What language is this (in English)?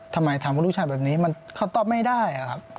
Thai